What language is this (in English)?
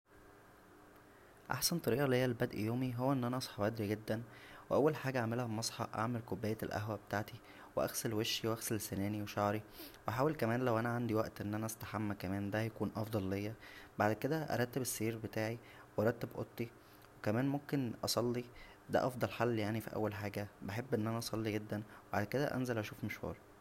Egyptian Arabic